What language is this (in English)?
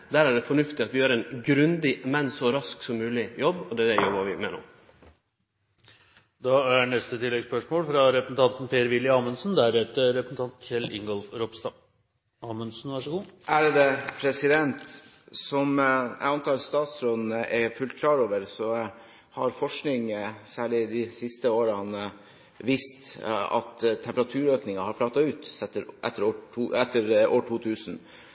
Norwegian